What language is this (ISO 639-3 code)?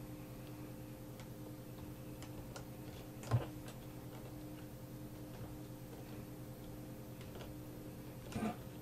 ron